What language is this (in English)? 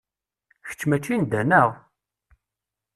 Kabyle